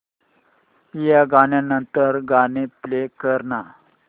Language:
Marathi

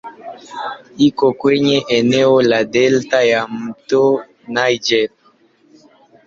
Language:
Swahili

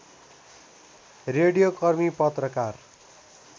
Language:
Nepali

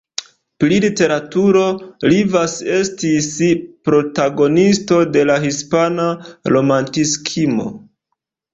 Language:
Esperanto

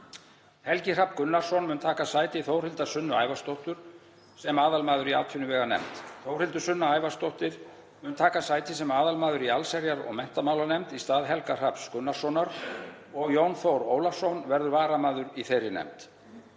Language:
Icelandic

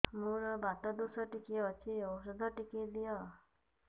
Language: Odia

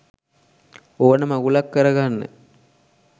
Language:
Sinhala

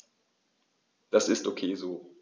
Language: German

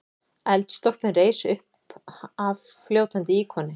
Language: Icelandic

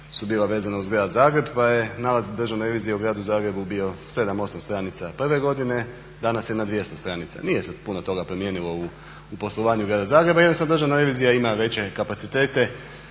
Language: Croatian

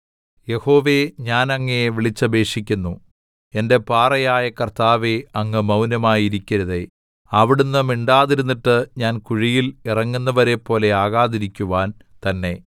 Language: Malayalam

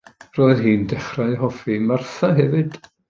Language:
Welsh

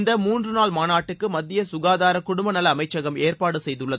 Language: Tamil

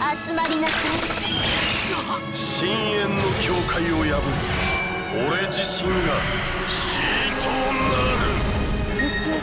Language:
Japanese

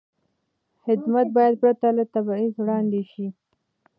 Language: Pashto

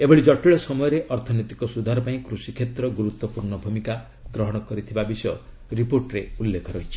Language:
Odia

